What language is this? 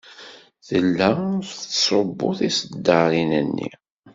Kabyle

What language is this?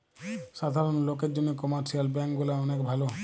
Bangla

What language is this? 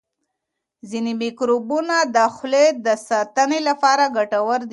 Pashto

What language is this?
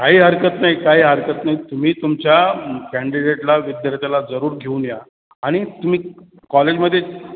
Marathi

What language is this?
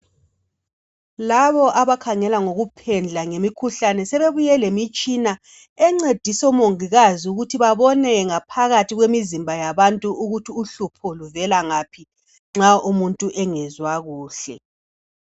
North Ndebele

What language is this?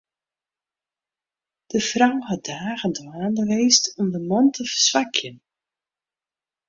Western Frisian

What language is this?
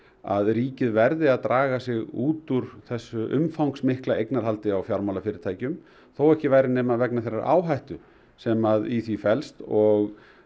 Icelandic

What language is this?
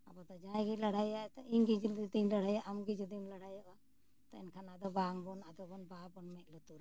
Santali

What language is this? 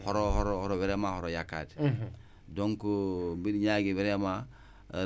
Wolof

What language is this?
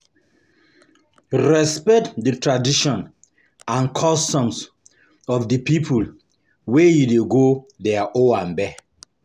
Nigerian Pidgin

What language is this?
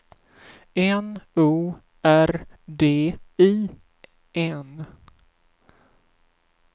Swedish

